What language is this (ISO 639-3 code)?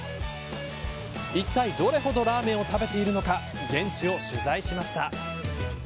jpn